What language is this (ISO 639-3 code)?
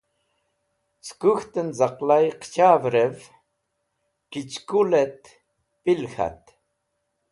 wbl